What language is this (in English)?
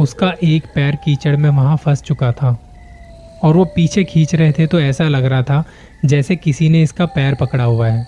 Hindi